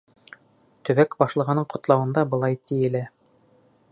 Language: Bashkir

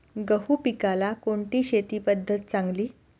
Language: Marathi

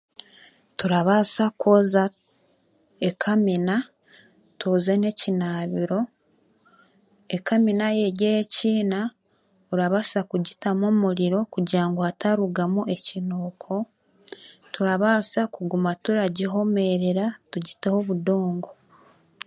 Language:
Chiga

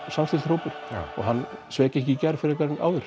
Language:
Icelandic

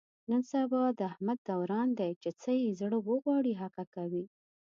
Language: Pashto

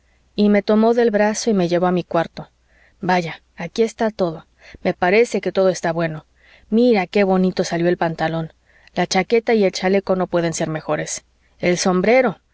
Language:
Spanish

